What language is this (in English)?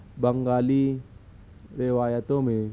Urdu